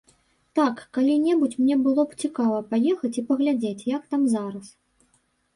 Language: Belarusian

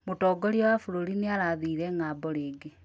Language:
Kikuyu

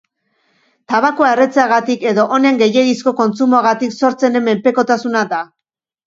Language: Basque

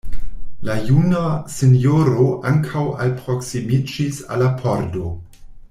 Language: Esperanto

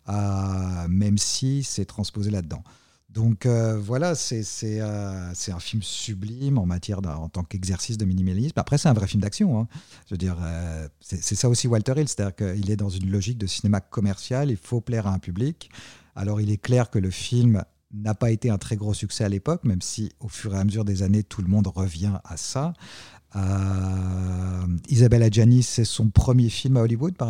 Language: French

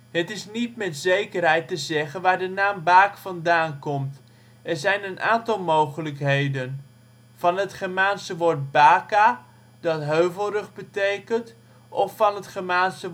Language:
Dutch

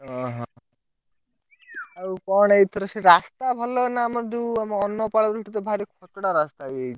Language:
Odia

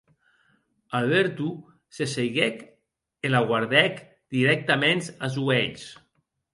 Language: Occitan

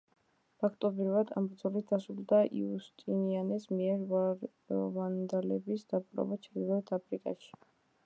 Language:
Georgian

